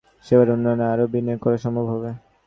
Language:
Bangla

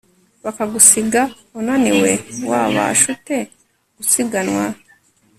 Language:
Kinyarwanda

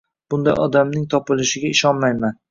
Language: Uzbek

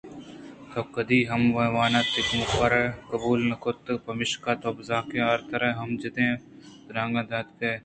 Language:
Eastern Balochi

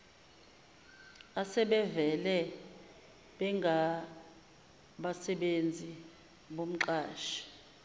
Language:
Zulu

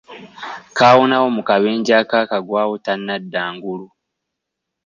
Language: Ganda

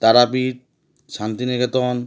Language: Bangla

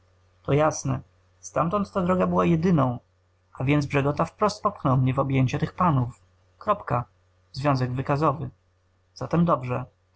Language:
Polish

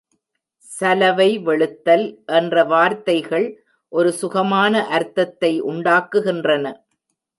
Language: Tamil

